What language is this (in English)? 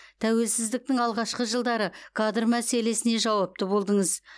Kazakh